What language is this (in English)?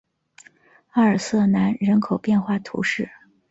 Chinese